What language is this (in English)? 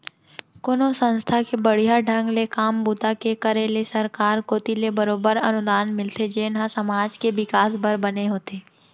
Chhattisgarhi